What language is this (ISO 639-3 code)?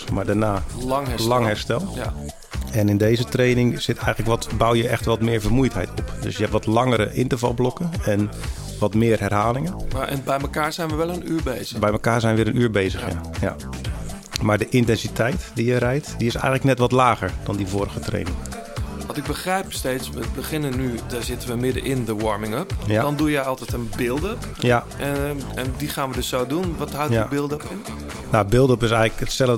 nld